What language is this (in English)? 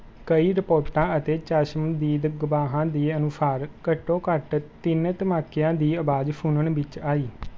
Punjabi